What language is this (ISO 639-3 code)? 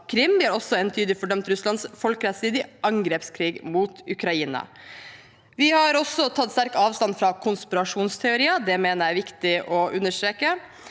nor